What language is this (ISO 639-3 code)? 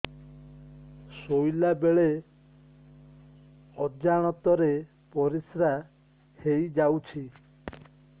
ori